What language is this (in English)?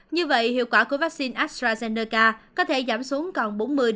Vietnamese